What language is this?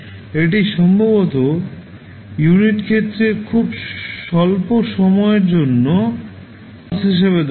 Bangla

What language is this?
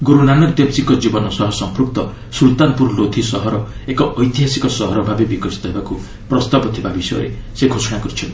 Odia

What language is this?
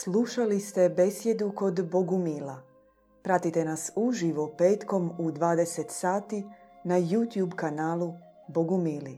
Croatian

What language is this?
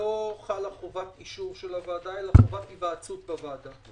Hebrew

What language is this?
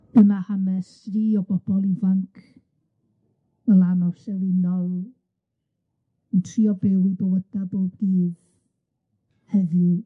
Welsh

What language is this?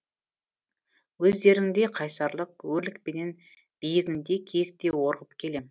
Kazakh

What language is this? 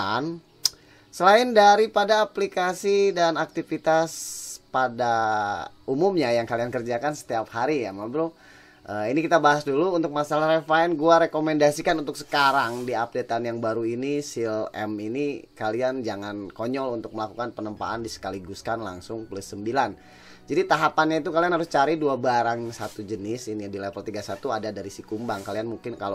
Indonesian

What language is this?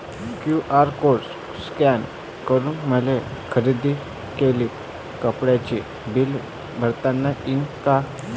Marathi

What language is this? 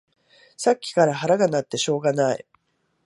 Japanese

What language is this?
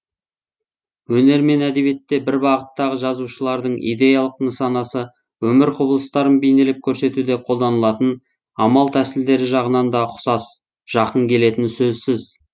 Kazakh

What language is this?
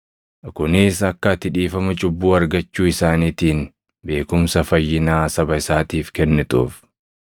Oromo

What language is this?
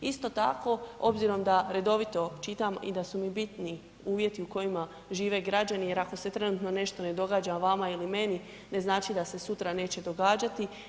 Croatian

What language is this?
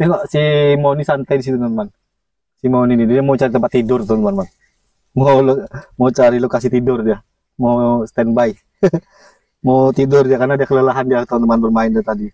Indonesian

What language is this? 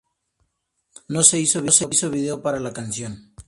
Spanish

